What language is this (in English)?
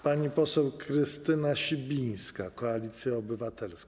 Polish